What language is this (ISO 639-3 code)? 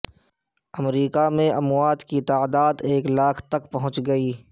urd